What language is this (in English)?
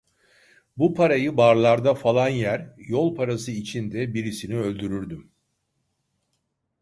Turkish